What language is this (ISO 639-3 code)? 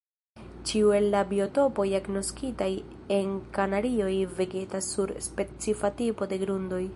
epo